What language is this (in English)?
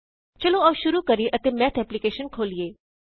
Punjabi